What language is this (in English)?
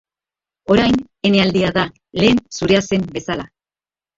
Basque